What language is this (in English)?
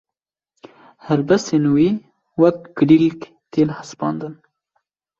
Kurdish